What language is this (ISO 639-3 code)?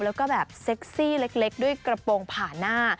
tha